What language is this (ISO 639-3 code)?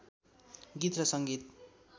nep